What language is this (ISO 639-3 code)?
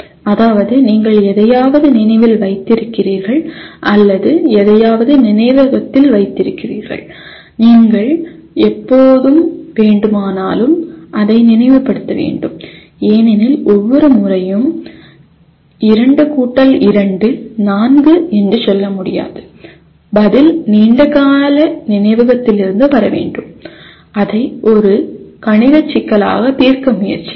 tam